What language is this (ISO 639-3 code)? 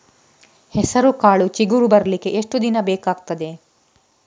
kan